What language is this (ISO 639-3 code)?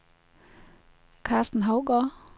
dan